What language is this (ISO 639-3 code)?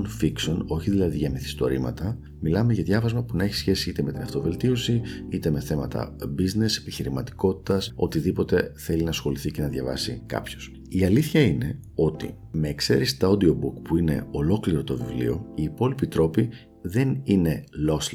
ell